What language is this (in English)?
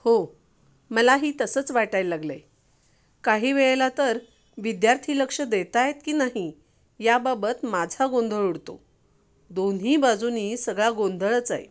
Marathi